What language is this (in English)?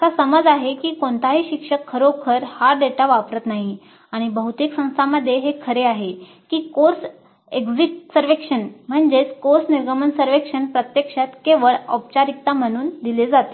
Marathi